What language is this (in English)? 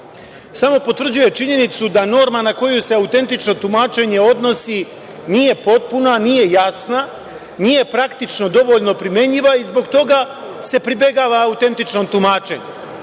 Serbian